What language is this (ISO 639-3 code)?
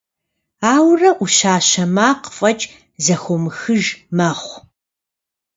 kbd